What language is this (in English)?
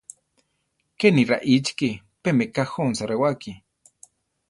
Central Tarahumara